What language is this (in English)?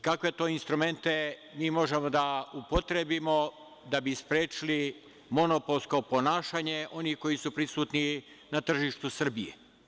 Serbian